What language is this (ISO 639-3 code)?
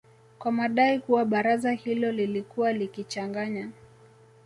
swa